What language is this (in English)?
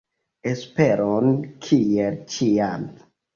Esperanto